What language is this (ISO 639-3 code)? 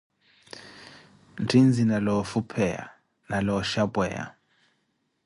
eko